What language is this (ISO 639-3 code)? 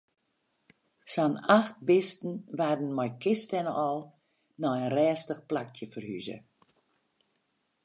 fry